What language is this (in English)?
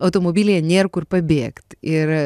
Lithuanian